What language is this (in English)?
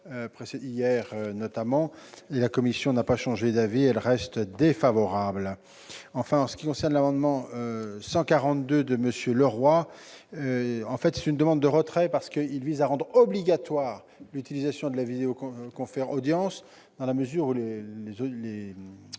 French